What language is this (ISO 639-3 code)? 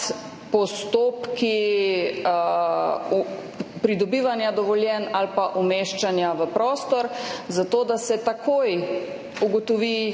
slv